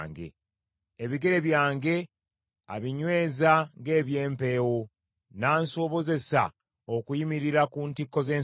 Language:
Ganda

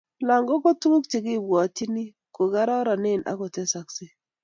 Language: Kalenjin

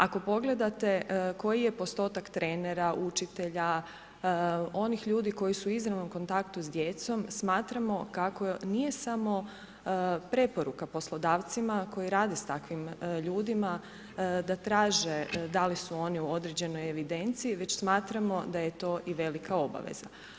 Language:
Croatian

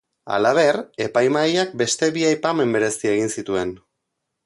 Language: Basque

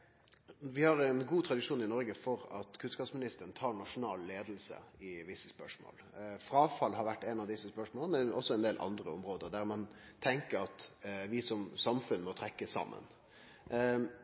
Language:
Norwegian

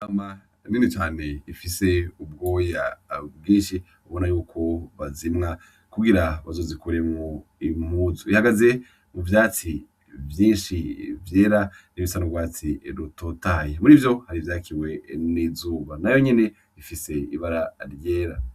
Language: Rundi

